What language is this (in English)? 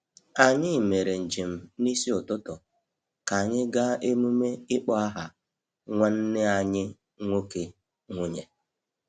Igbo